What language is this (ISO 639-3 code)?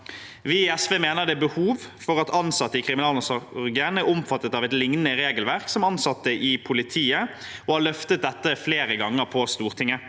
nor